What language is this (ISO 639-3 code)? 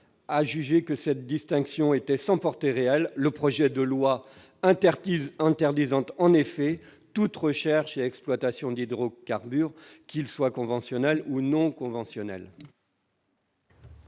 fra